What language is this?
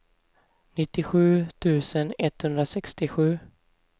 Swedish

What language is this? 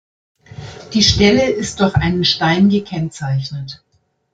German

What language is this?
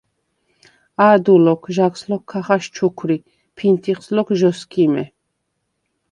Svan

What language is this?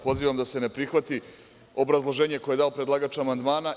Serbian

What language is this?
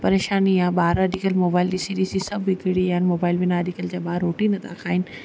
Sindhi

